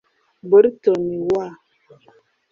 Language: Kinyarwanda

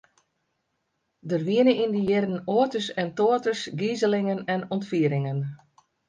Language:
Western Frisian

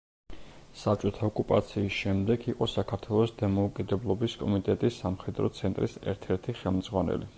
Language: Georgian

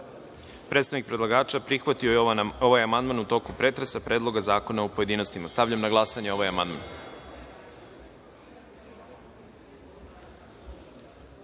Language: Serbian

